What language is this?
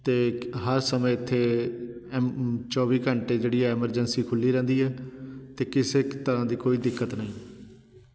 Punjabi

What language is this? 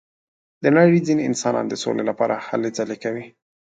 Pashto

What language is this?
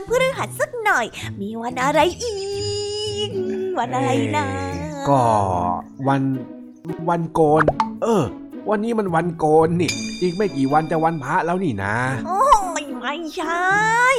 Thai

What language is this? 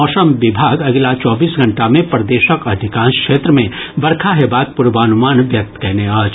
Maithili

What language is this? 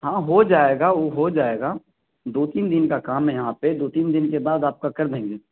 Urdu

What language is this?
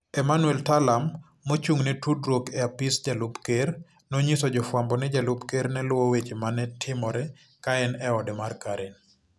Luo (Kenya and Tanzania)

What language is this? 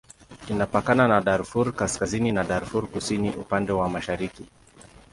Swahili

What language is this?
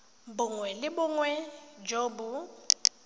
Tswana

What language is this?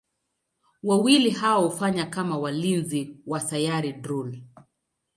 Swahili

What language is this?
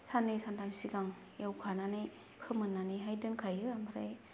Bodo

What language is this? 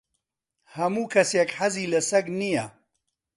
Central Kurdish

